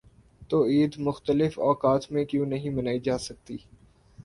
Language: Urdu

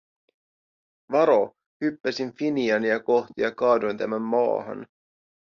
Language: Finnish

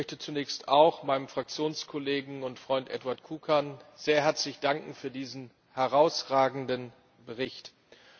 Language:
German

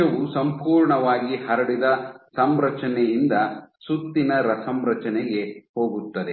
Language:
Kannada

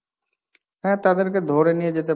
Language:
Bangla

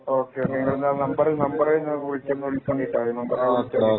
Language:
Malayalam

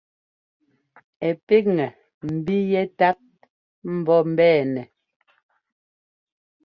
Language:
Ngomba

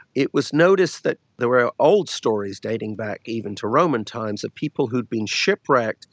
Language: English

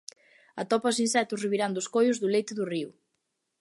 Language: Galician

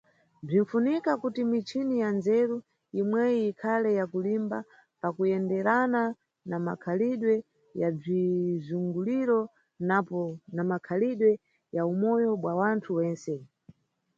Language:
Nyungwe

